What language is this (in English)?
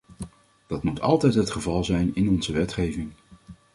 Dutch